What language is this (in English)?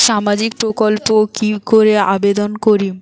Bangla